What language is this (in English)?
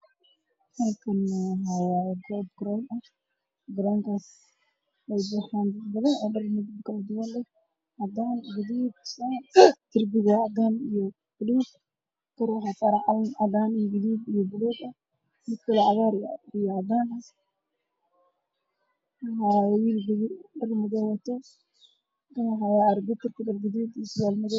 Somali